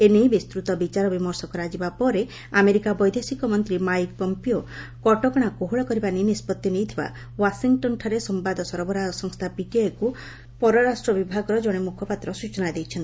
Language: Odia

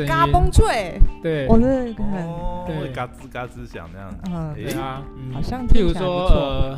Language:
Chinese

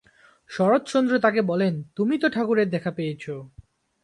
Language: Bangla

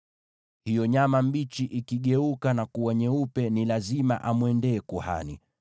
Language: Swahili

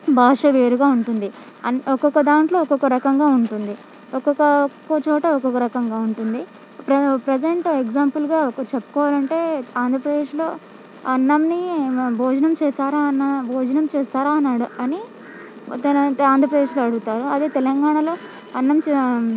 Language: Telugu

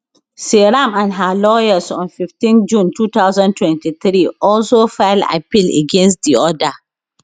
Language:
Nigerian Pidgin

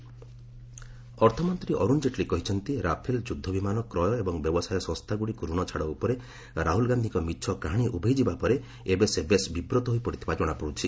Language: Odia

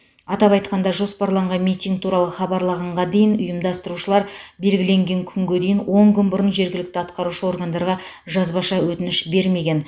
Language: Kazakh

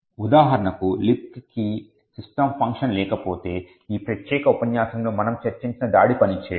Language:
Telugu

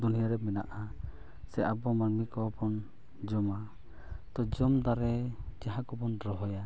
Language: Santali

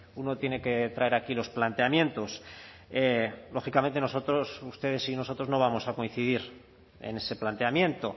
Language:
Spanish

